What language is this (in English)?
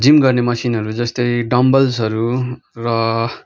Nepali